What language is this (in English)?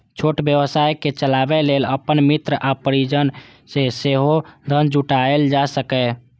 Maithili